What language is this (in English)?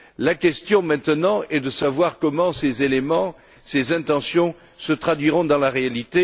French